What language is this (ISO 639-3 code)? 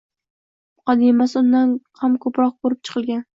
uzb